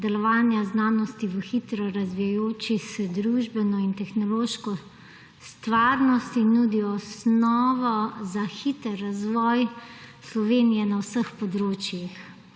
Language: Slovenian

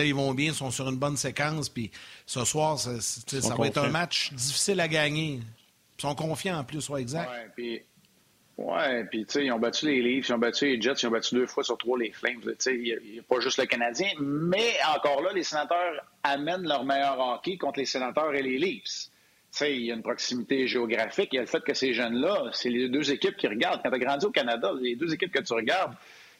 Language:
French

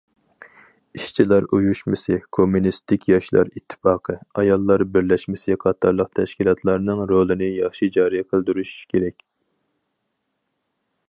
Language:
Uyghur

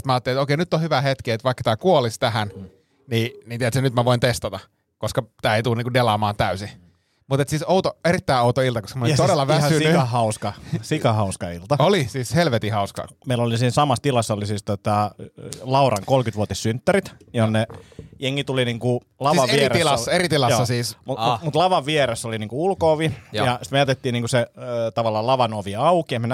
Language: Finnish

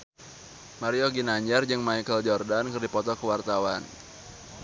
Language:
Sundanese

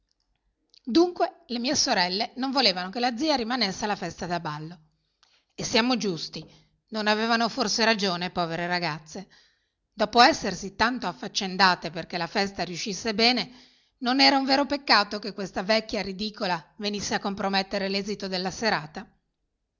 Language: Italian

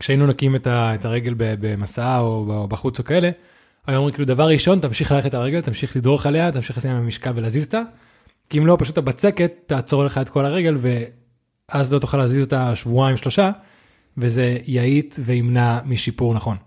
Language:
Hebrew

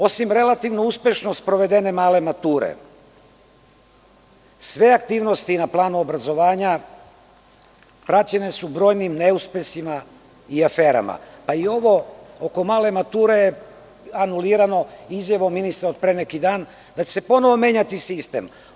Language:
Serbian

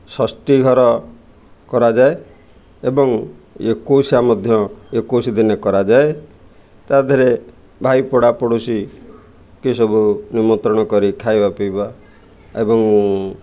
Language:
Odia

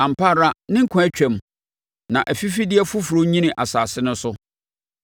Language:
Akan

